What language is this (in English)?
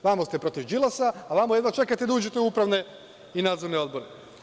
Serbian